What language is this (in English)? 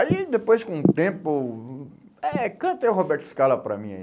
Portuguese